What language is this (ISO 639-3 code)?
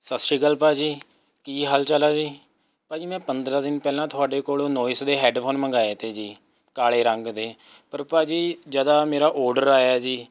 pan